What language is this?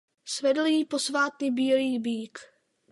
Czech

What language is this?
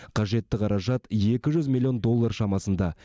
Kazakh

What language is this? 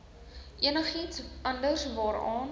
Afrikaans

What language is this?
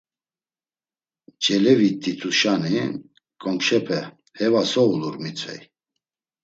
Laz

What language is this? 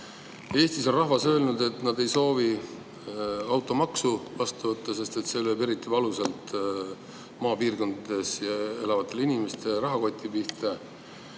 Estonian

